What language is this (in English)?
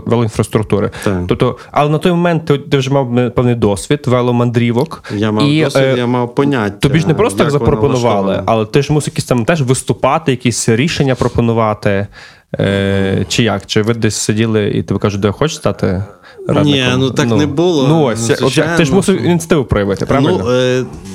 Ukrainian